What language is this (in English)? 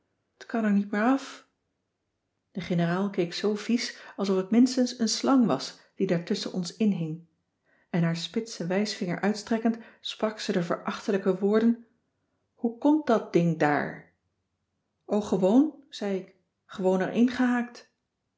Dutch